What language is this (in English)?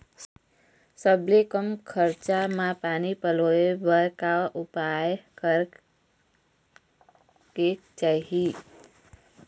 Chhattisgarhi